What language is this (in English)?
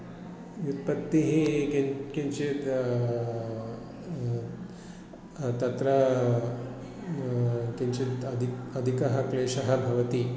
Sanskrit